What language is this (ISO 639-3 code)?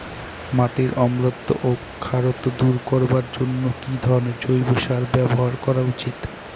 ben